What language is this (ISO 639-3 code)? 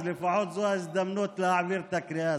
heb